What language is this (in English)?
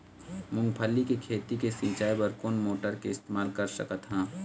Chhattisgarhi